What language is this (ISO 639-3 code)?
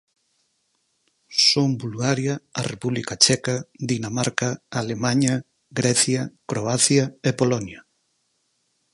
glg